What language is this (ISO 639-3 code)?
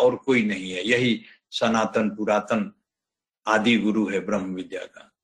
hin